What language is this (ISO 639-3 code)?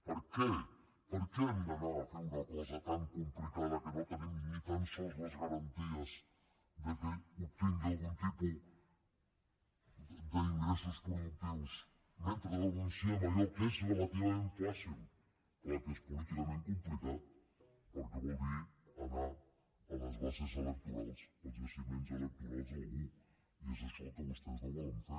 cat